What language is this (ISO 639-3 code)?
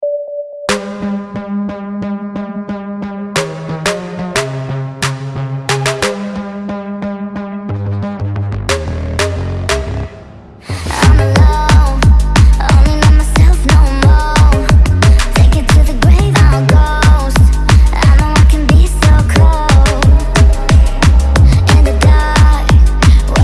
eng